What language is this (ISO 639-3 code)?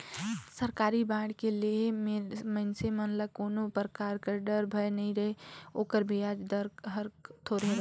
hne